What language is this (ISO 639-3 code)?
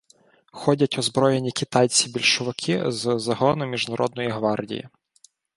ukr